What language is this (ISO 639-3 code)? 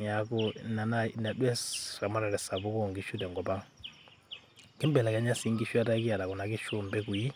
mas